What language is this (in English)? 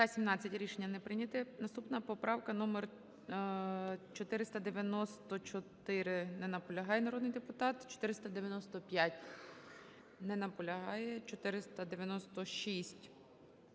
Ukrainian